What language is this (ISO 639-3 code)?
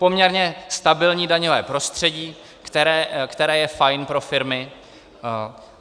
ces